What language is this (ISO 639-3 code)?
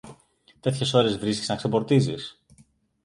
ell